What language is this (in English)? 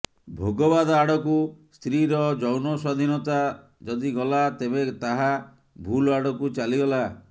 Odia